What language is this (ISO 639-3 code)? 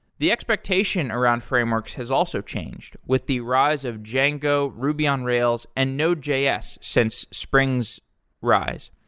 eng